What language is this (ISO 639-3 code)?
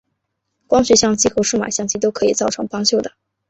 zho